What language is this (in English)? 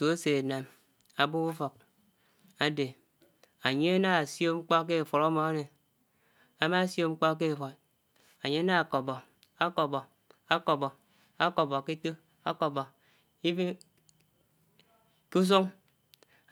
Anaang